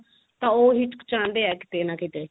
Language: Punjabi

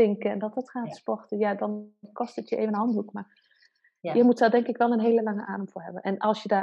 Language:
Dutch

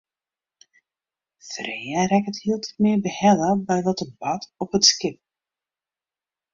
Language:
Western Frisian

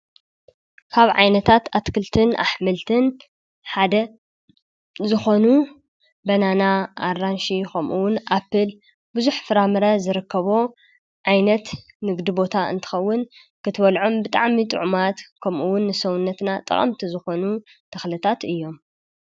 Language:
Tigrinya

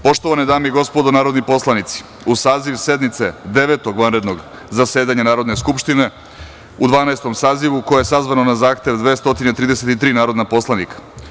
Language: Serbian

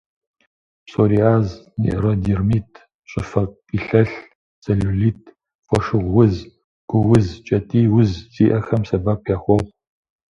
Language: Kabardian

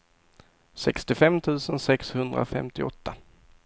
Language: Swedish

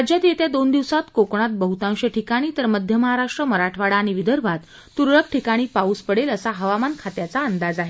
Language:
Marathi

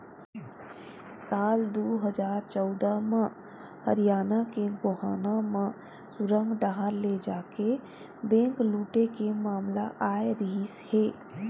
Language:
Chhattisgarhi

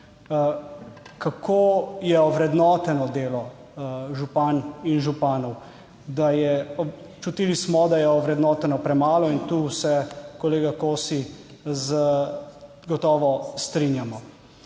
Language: Slovenian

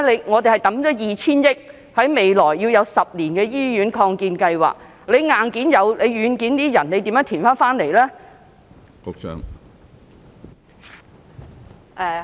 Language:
Cantonese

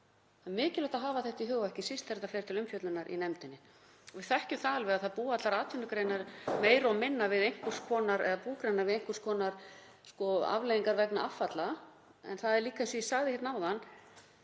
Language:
Icelandic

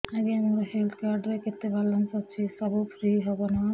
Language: Odia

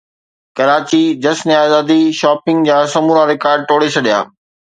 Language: Sindhi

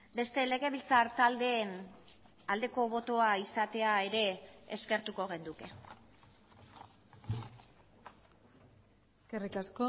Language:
Basque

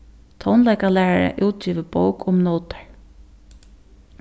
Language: Faroese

